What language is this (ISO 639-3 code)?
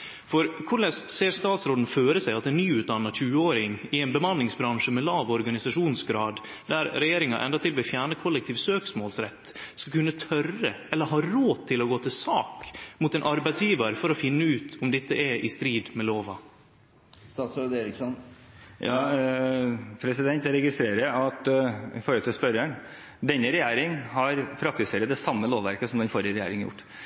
nno